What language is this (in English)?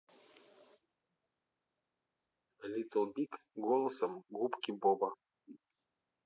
Russian